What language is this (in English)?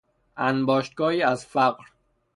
Persian